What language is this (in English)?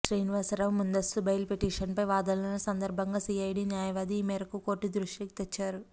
Telugu